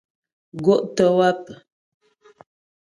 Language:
Ghomala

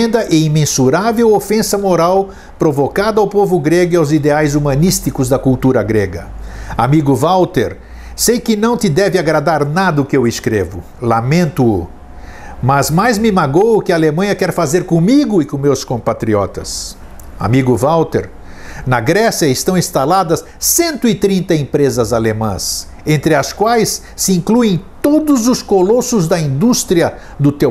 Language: Portuguese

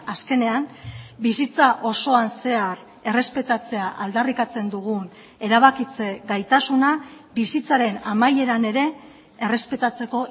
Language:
Basque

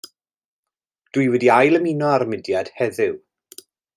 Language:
Welsh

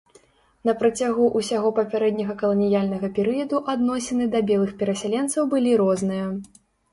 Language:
Belarusian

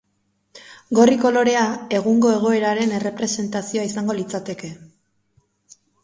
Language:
Basque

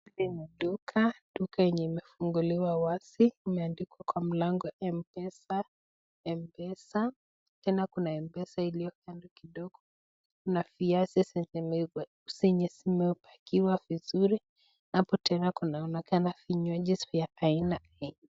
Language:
Swahili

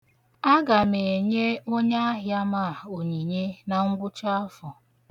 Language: Igbo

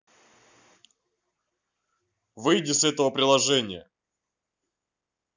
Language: Russian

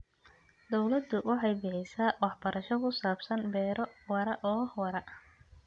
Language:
Somali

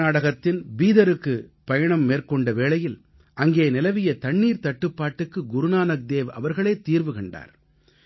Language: Tamil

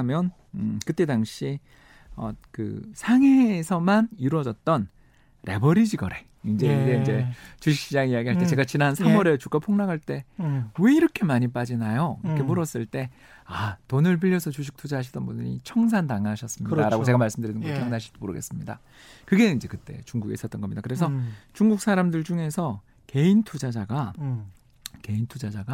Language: Korean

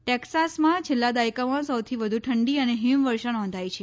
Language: Gujarati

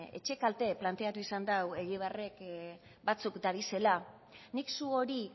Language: Basque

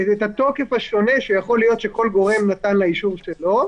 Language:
Hebrew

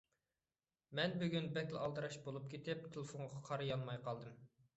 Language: Uyghur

